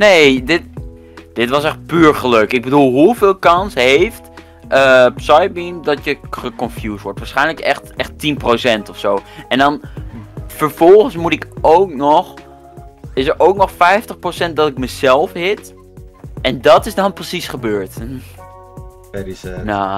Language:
Dutch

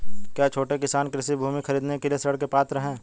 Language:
Hindi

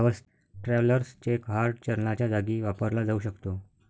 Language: Marathi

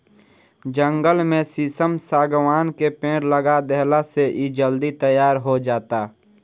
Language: Bhojpuri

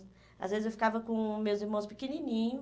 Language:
Portuguese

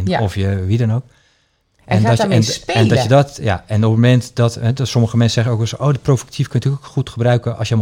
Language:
Dutch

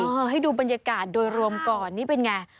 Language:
Thai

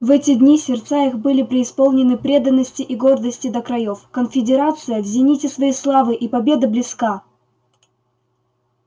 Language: Russian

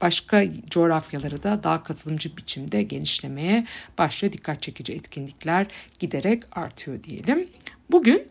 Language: Turkish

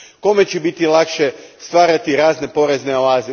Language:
Croatian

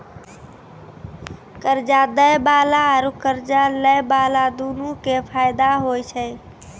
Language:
Maithili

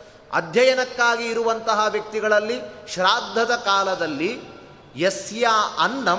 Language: Kannada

